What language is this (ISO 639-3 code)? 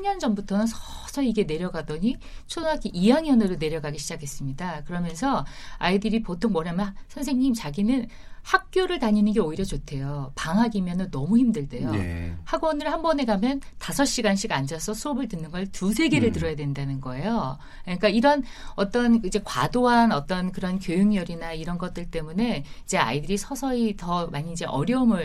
kor